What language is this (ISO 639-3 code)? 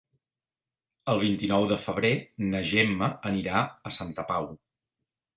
cat